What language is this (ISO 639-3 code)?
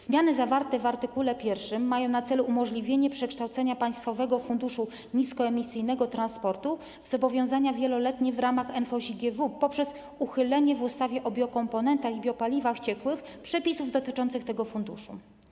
pol